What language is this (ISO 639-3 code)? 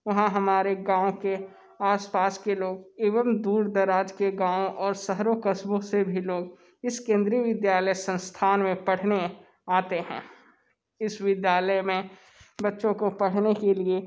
hin